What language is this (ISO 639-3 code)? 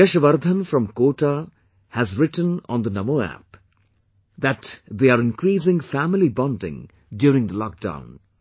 eng